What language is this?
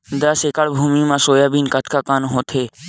Chhattisgarhi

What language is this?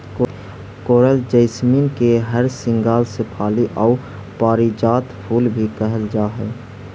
Magahi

